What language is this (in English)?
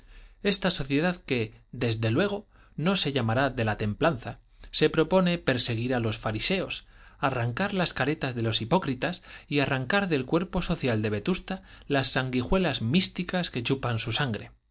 Spanish